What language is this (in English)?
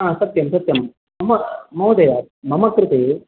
Sanskrit